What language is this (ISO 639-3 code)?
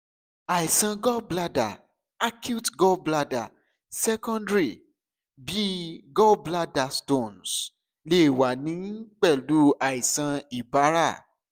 yor